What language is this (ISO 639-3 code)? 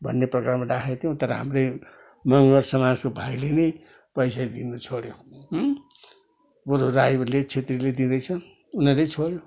nep